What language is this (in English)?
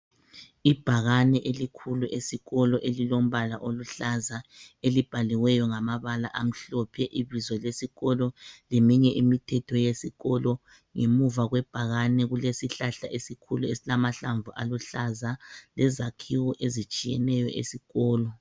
North Ndebele